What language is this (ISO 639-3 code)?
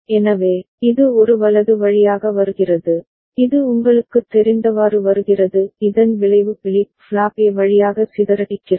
tam